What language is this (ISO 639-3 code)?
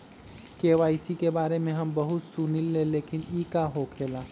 mag